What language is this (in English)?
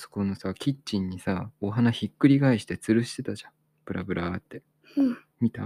Japanese